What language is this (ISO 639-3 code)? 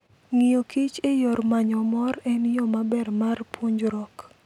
luo